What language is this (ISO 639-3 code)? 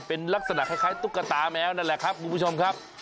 tha